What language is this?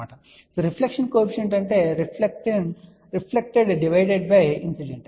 Telugu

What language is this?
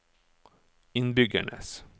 Norwegian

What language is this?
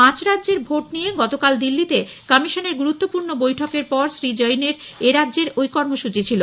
Bangla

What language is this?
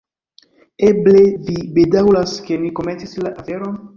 Esperanto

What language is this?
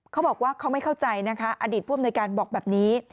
Thai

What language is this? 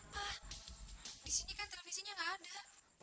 Indonesian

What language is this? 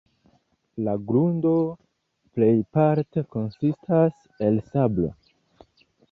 Esperanto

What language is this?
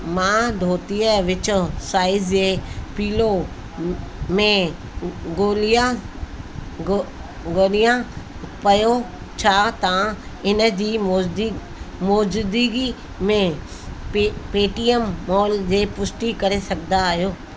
Sindhi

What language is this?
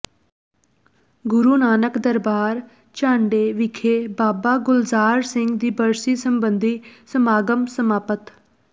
Punjabi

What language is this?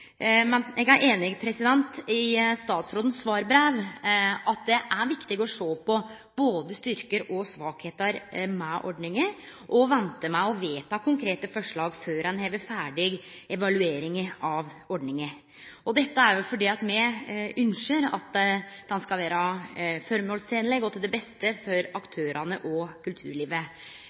Norwegian Nynorsk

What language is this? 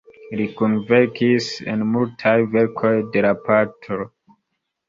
Esperanto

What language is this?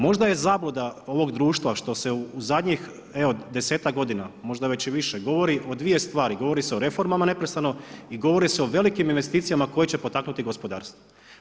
Croatian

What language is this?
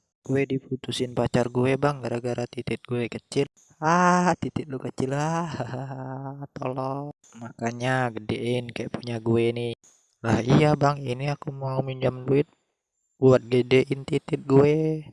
Indonesian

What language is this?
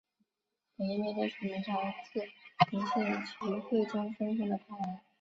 Chinese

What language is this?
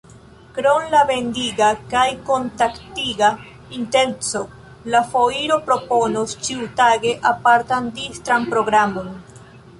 Esperanto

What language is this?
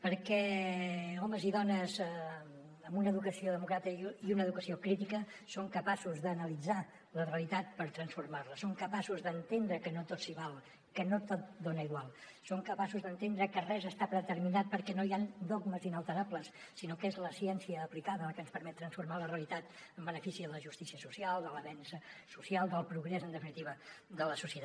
Catalan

